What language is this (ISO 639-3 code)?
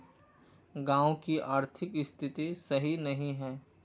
mag